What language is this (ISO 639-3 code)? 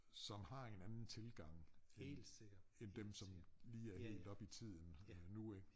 dan